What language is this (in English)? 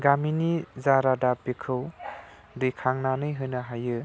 Bodo